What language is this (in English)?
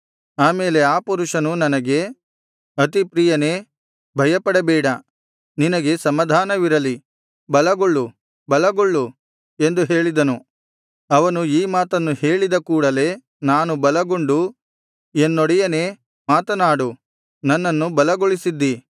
Kannada